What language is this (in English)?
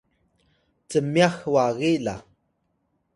Atayal